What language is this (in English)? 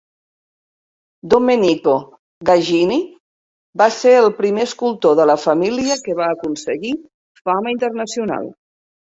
Catalan